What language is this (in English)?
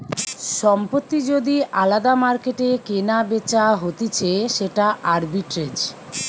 Bangla